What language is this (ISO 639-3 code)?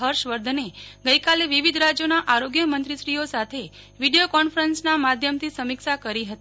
guj